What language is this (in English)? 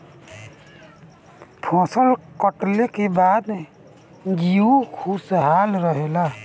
Bhojpuri